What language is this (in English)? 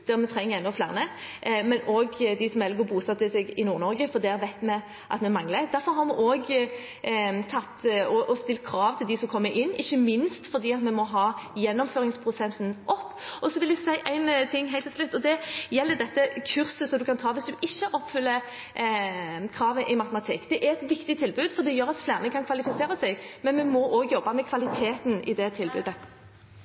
Norwegian Bokmål